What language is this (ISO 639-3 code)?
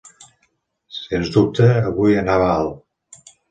cat